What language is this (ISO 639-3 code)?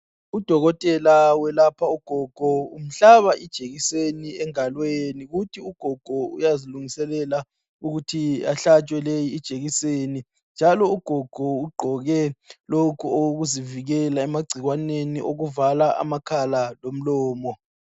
nde